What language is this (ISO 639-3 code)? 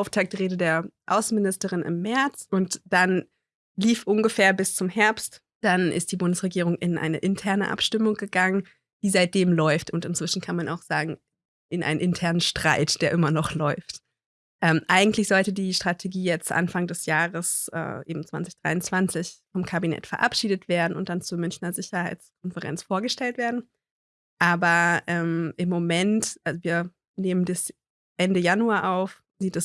deu